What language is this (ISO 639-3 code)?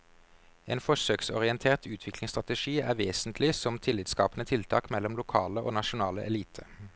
nor